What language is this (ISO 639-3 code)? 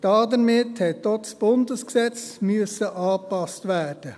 gsw